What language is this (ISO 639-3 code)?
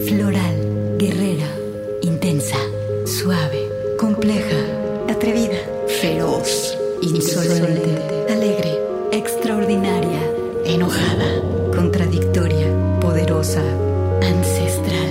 spa